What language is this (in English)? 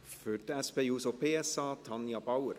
Swiss German